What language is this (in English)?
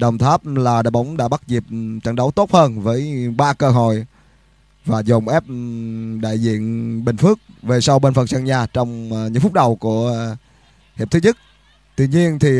Vietnamese